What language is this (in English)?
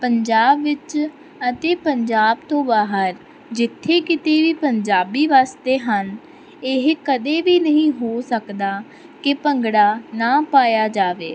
Punjabi